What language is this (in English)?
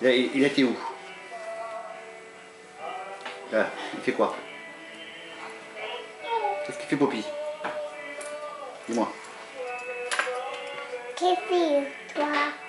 French